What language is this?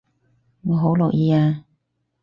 Cantonese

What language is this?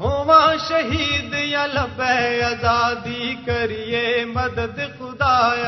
Urdu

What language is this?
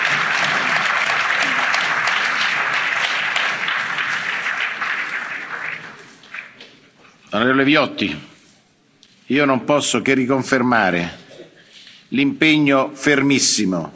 Italian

